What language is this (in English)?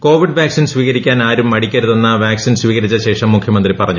Malayalam